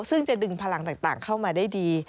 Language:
Thai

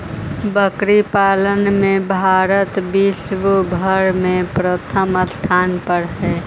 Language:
Magahi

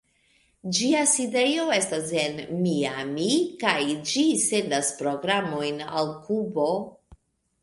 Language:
Esperanto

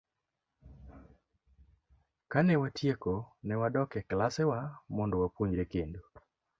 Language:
Luo (Kenya and Tanzania)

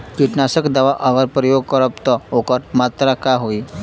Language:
Bhojpuri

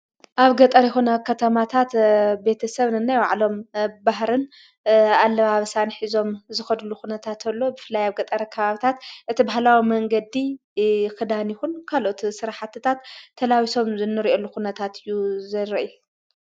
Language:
Tigrinya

